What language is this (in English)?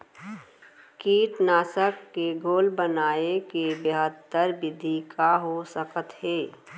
Chhattisgarhi